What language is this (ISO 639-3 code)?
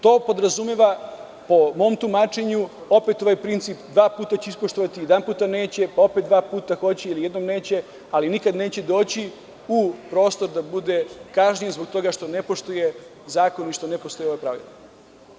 srp